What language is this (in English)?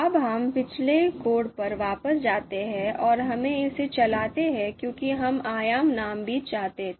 Hindi